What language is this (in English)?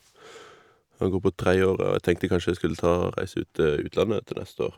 Norwegian